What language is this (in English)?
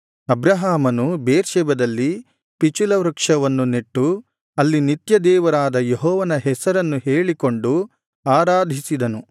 Kannada